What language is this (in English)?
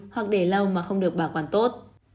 Vietnamese